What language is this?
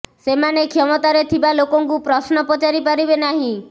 Odia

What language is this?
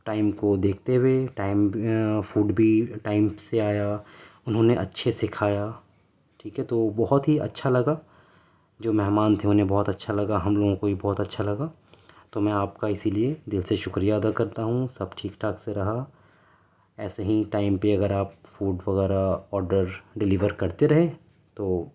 Urdu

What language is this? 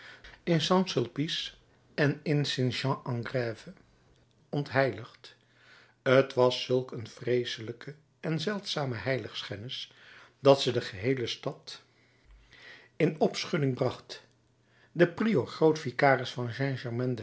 Dutch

